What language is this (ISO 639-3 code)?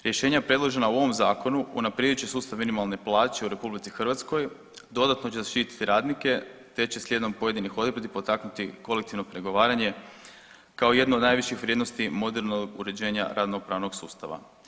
hrv